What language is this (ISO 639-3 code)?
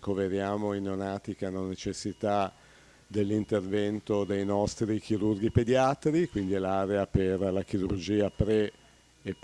ita